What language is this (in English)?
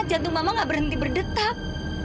Indonesian